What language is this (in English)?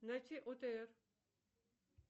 Russian